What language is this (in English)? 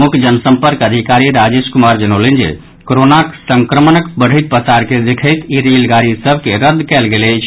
Maithili